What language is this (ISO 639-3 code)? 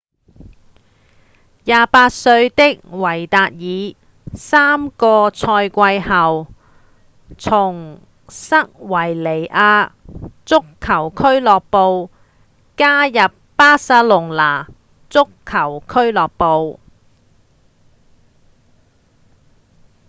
yue